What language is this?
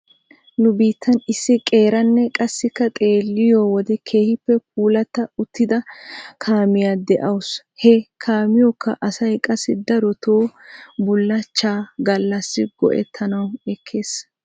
Wolaytta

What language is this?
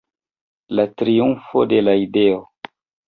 Esperanto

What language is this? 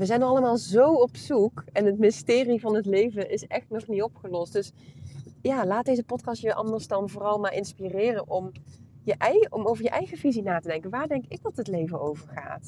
Dutch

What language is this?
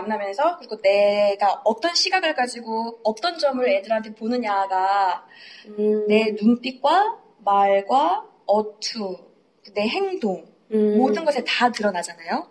Korean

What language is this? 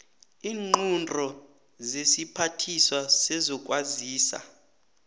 South Ndebele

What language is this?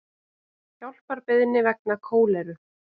Icelandic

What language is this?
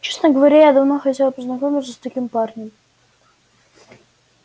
Russian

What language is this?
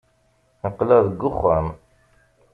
Kabyle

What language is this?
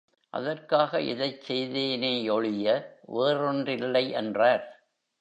Tamil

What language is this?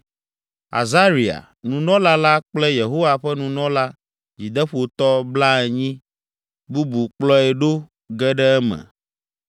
Ewe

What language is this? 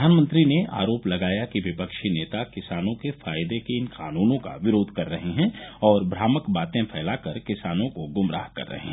Hindi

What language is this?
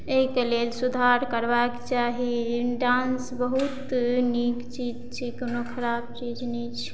Maithili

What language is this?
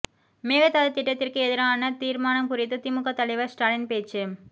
Tamil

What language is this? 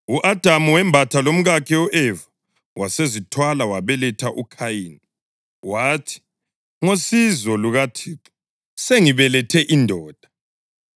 North Ndebele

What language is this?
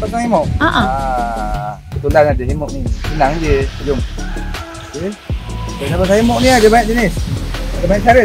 Malay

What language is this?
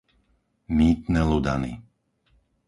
Slovak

